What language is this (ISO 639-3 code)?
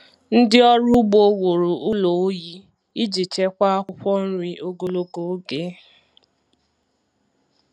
ibo